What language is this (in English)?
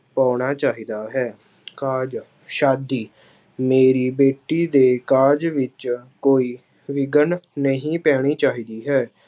Punjabi